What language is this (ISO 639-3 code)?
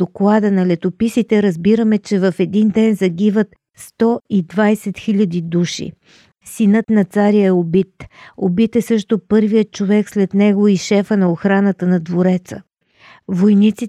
bul